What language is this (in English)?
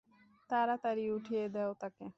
Bangla